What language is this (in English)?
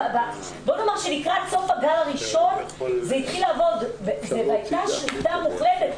Hebrew